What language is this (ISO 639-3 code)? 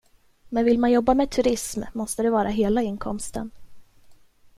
swe